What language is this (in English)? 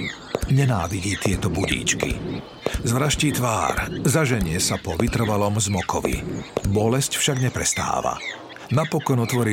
Slovak